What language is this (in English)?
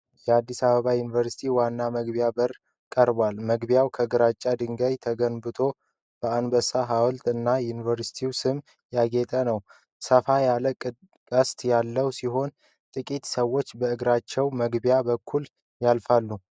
Amharic